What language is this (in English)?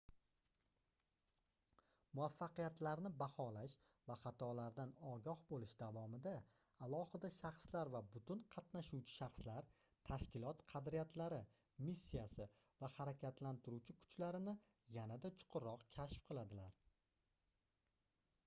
Uzbek